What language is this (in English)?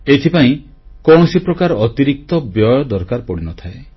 Odia